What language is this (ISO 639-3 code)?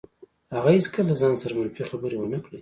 pus